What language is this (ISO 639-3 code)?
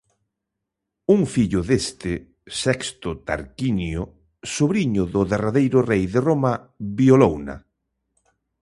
glg